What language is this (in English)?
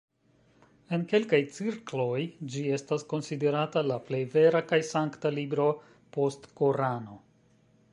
Esperanto